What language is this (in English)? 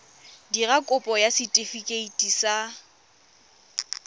Tswana